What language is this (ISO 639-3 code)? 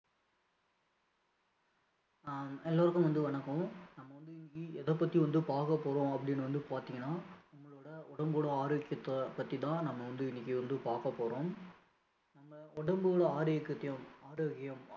tam